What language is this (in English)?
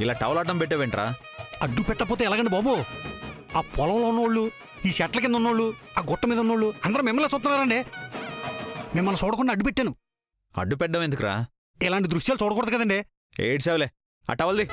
Telugu